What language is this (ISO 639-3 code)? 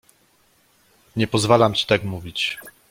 pol